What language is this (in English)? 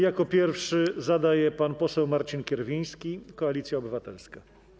Polish